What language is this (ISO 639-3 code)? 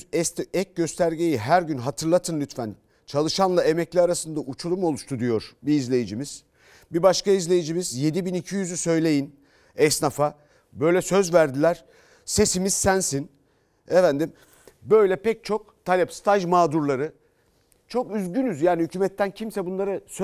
tur